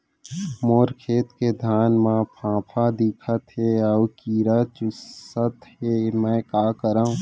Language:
Chhattisgarhi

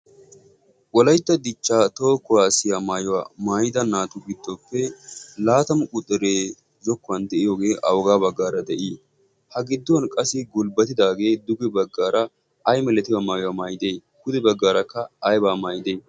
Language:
Wolaytta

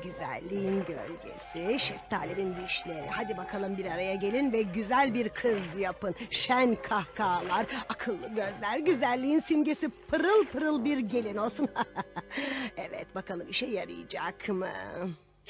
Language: Turkish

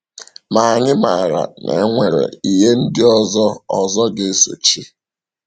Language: Igbo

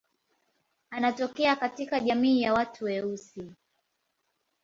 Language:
Swahili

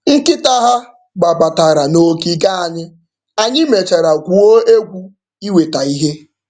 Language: Igbo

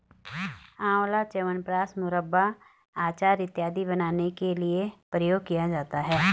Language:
Hindi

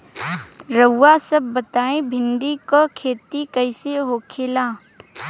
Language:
Bhojpuri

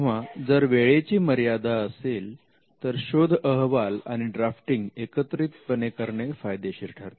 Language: Marathi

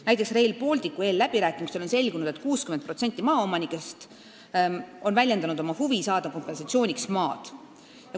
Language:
Estonian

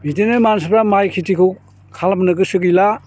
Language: Bodo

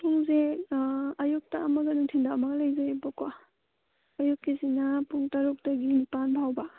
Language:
Manipuri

